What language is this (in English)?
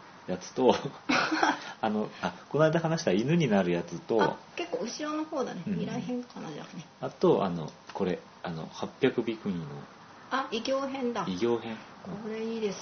Japanese